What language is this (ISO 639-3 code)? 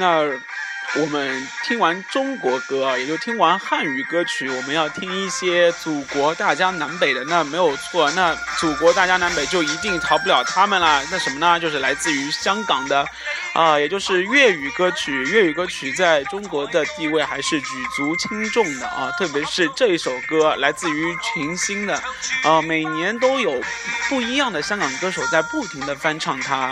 zho